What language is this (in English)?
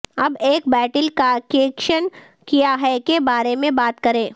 Urdu